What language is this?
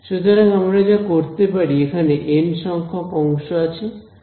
Bangla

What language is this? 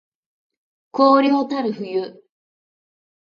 Japanese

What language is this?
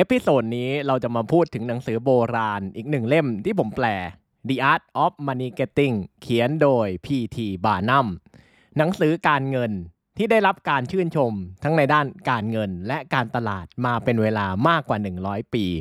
Thai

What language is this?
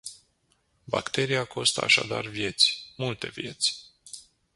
Romanian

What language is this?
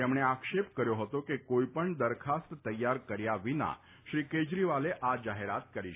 Gujarati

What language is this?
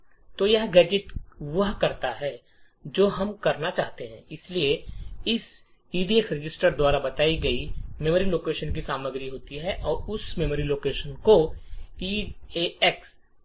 Hindi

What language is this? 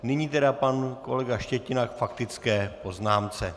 Czech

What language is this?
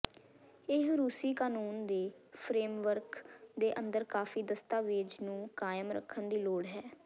Punjabi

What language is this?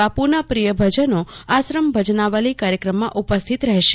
Gujarati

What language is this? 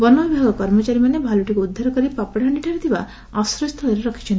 Odia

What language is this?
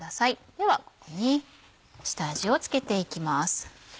Japanese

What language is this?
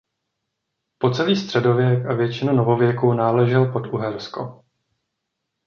Czech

